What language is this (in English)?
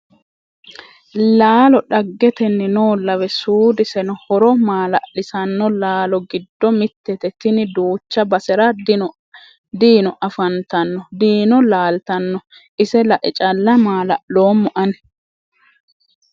Sidamo